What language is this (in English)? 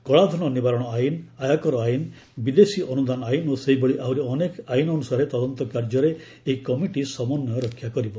Odia